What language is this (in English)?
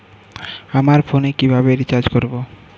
Bangla